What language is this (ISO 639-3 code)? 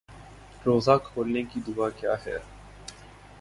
urd